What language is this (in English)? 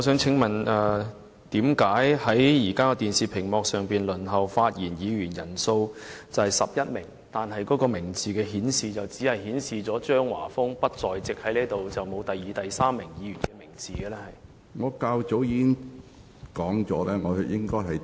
Cantonese